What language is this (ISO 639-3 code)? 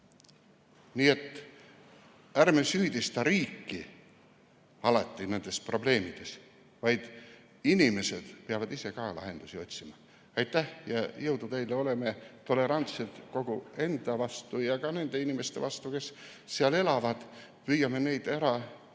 est